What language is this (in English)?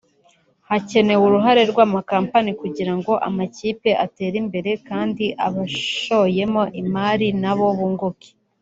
Kinyarwanda